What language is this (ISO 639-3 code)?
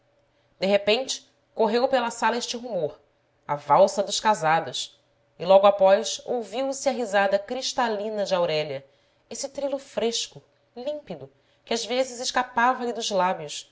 por